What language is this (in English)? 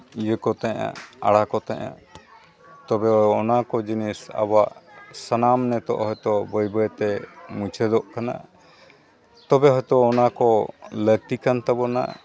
Santali